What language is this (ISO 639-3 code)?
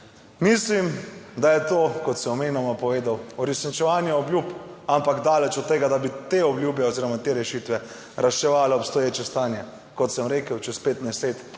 slv